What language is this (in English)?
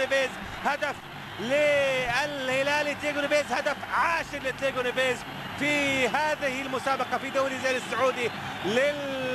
Arabic